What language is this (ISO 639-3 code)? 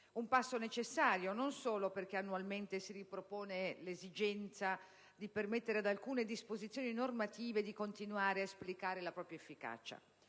ita